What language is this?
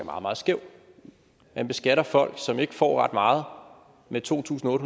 Danish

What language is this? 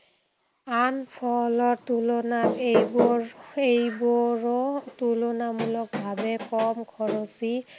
Assamese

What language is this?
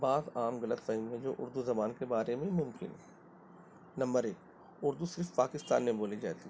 Urdu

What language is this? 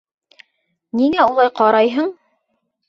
Bashkir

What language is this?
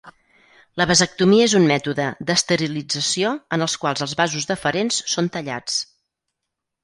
Catalan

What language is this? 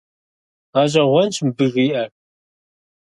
Kabardian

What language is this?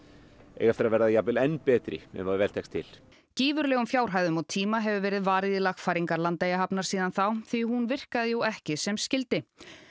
Icelandic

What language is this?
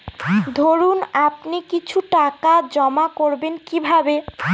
Bangla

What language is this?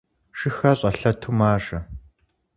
Kabardian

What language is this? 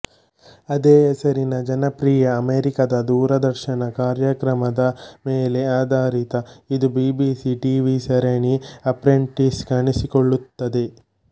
Kannada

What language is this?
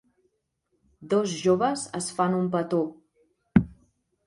Catalan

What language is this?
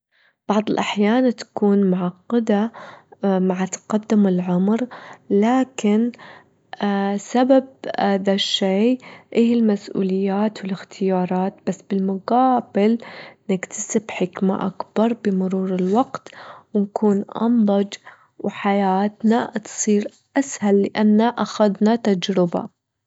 Gulf Arabic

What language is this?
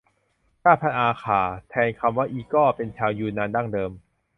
Thai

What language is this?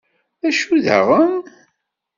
Kabyle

